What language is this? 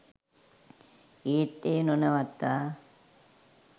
Sinhala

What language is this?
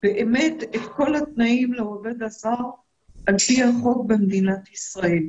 Hebrew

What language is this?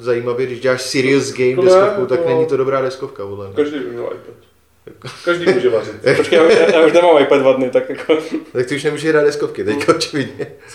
Czech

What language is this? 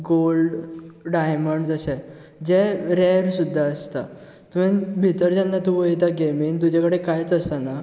Konkani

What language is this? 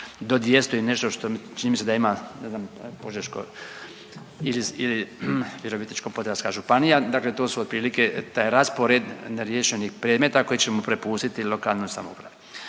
Croatian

